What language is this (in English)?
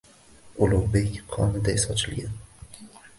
Uzbek